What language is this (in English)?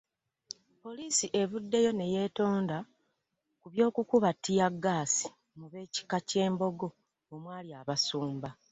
Ganda